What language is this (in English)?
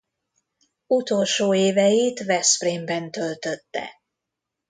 Hungarian